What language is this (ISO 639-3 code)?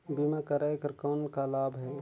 hne